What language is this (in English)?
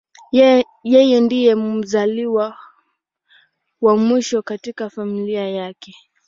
Swahili